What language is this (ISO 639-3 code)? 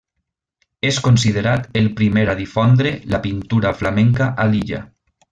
cat